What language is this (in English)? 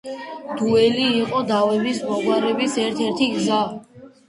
Georgian